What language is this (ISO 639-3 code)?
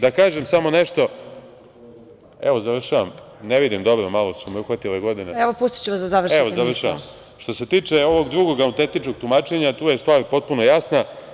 srp